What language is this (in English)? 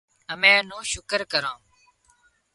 Wadiyara Koli